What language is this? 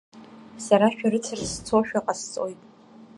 Abkhazian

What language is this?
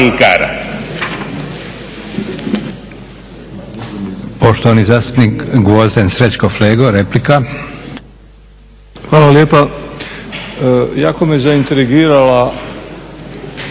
Croatian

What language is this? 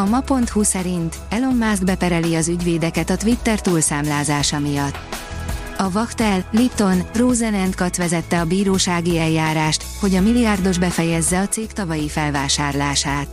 Hungarian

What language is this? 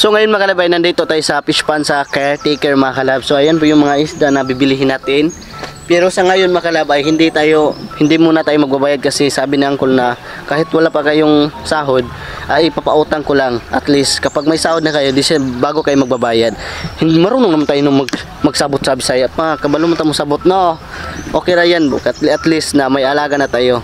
Filipino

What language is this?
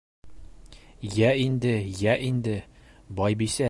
Bashkir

